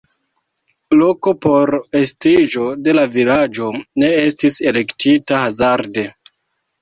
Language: Esperanto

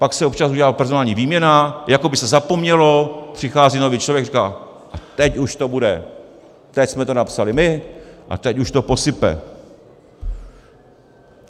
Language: Czech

